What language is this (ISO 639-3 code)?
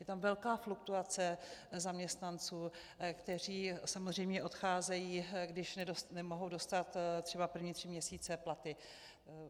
ces